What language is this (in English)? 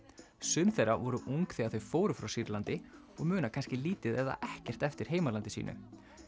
Icelandic